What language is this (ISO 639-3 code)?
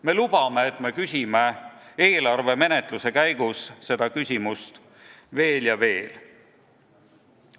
est